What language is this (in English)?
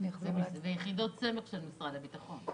Hebrew